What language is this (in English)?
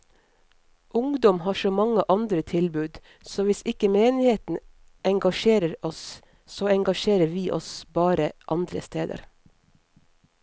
Norwegian